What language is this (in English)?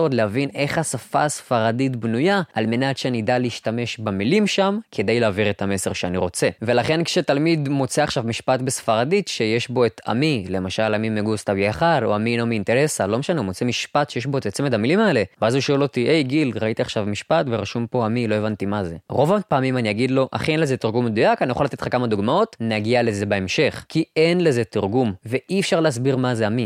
Hebrew